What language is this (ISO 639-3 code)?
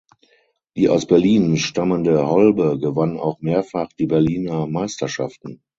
deu